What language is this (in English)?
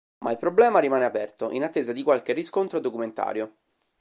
Italian